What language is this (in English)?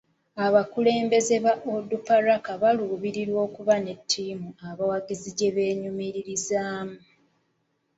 Ganda